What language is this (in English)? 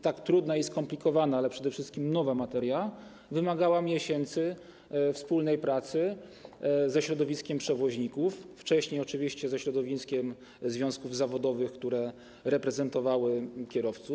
Polish